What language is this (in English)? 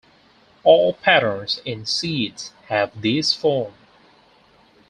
English